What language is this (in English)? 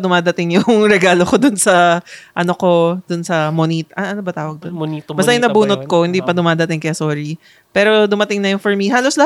Filipino